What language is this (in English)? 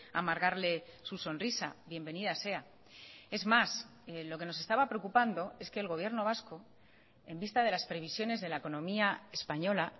Spanish